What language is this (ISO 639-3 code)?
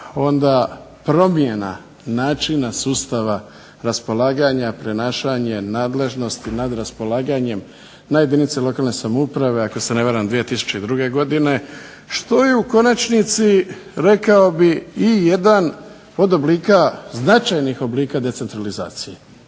hrv